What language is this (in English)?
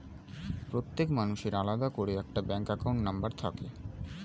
Bangla